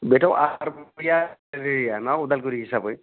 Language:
Bodo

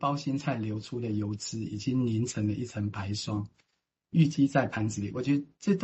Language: Chinese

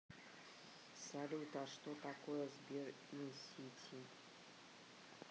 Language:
Russian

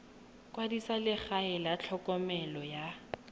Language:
Tswana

